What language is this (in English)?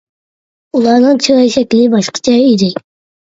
Uyghur